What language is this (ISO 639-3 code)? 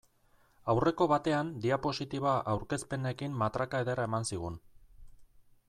eus